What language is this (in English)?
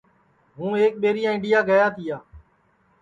Sansi